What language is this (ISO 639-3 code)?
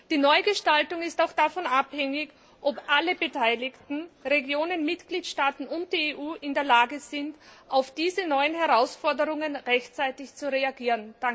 deu